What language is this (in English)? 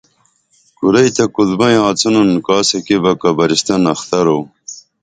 Dameli